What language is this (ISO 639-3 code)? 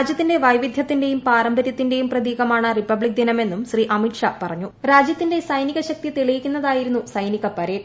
mal